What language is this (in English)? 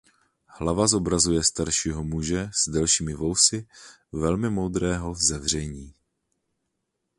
Czech